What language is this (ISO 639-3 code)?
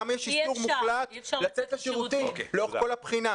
heb